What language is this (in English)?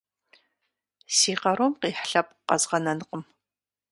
Kabardian